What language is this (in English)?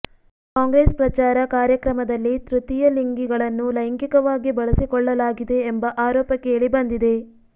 Kannada